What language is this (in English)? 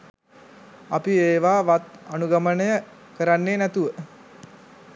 Sinhala